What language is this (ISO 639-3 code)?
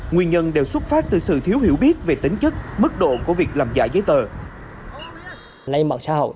vie